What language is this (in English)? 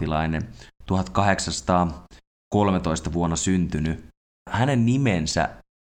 Finnish